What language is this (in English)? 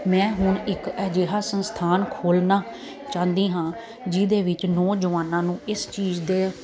Punjabi